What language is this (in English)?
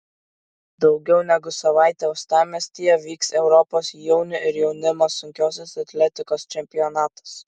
Lithuanian